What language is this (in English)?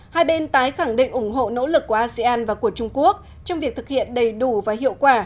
Vietnamese